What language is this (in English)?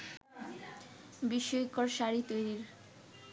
Bangla